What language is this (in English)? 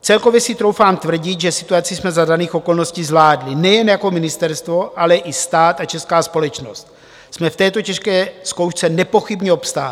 Czech